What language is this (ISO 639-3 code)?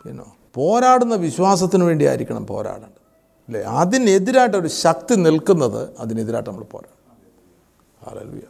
mal